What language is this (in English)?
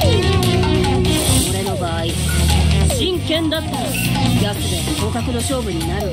Japanese